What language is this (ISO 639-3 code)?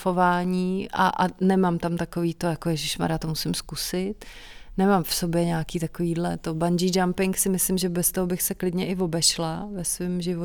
ces